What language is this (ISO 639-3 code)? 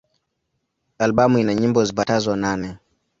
swa